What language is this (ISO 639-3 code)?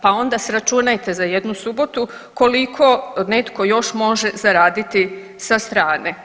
hrv